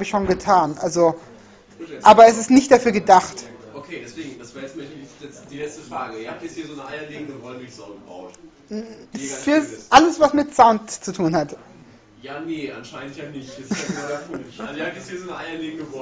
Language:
German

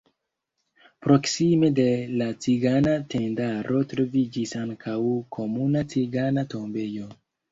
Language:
Esperanto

